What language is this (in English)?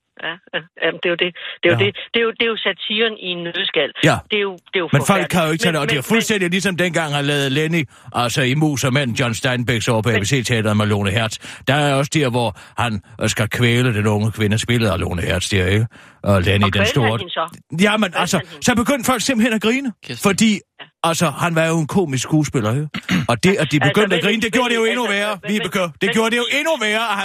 Danish